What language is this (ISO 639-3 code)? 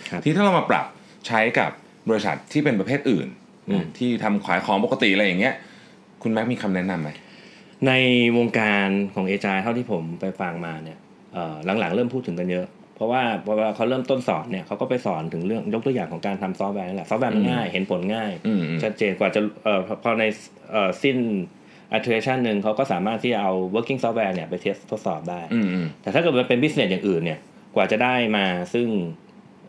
tha